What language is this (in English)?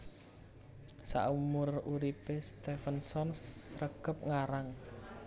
Javanese